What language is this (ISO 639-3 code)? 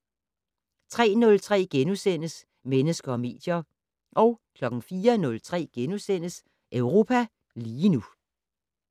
dan